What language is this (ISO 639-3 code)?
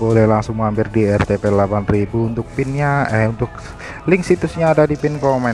ind